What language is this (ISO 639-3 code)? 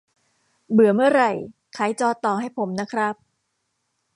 tha